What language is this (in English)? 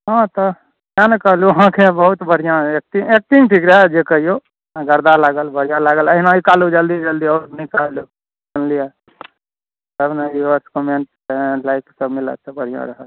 Maithili